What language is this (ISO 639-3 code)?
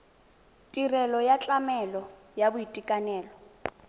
tsn